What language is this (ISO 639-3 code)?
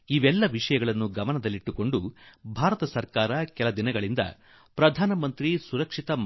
kan